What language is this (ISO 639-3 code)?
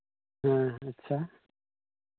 sat